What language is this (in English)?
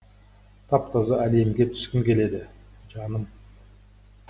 Kazakh